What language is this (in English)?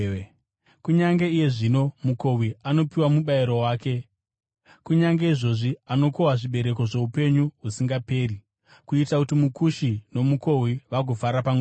Shona